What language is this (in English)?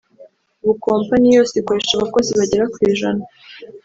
Kinyarwanda